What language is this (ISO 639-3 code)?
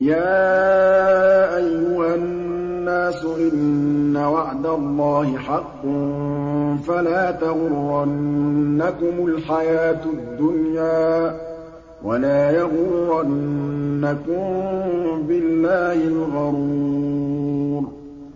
ara